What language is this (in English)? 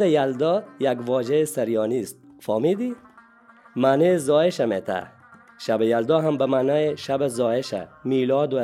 Persian